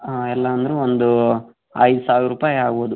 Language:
Kannada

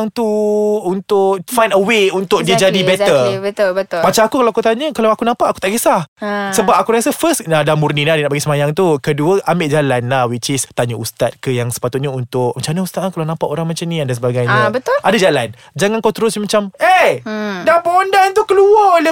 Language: Malay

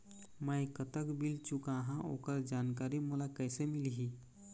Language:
Chhattisgarhi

